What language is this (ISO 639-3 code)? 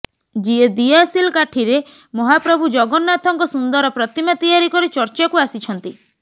ori